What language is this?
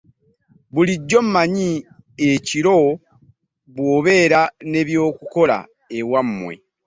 Ganda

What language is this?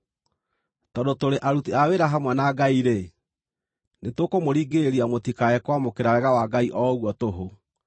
Kikuyu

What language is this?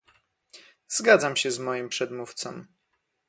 Polish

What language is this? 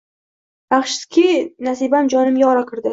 Uzbek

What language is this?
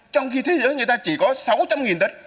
Vietnamese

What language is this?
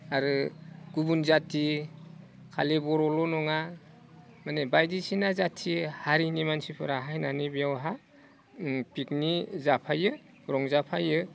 Bodo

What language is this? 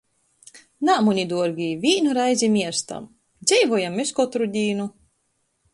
Latgalian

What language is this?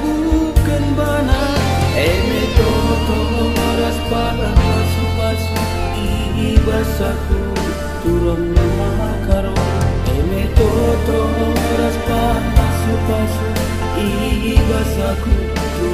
Vietnamese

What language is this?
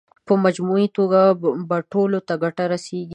Pashto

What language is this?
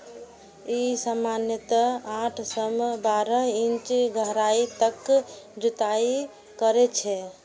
Maithili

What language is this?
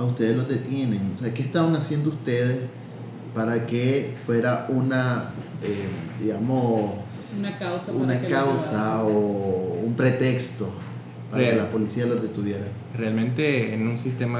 Spanish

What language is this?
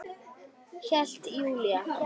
Icelandic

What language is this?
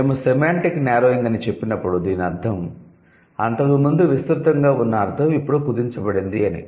Telugu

